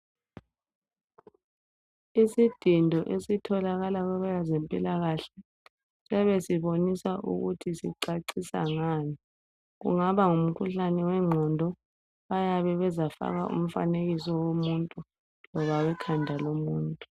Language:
North Ndebele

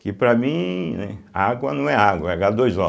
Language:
Portuguese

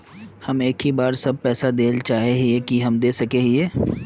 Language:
Magahi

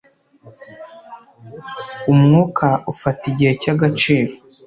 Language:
Kinyarwanda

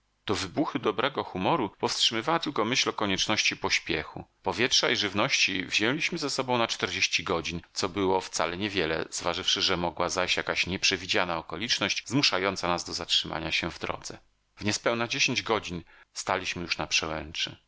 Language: Polish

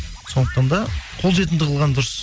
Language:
Kazakh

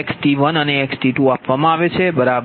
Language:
Gujarati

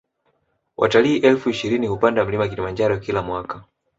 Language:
Swahili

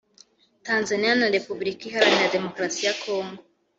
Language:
Kinyarwanda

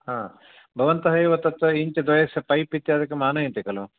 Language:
Sanskrit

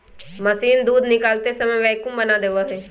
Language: Magahi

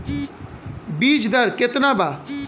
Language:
Bhojpuri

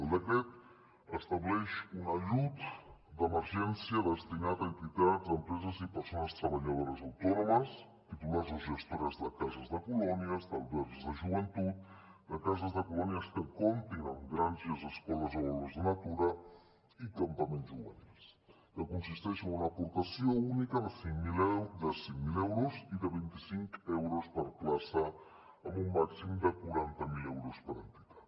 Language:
Catalan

